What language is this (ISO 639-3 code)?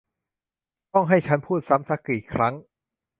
tha